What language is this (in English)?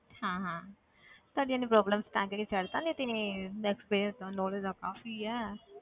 Punjabi